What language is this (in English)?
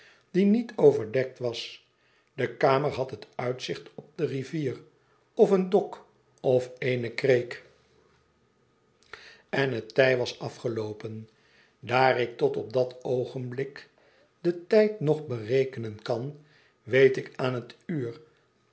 Dutch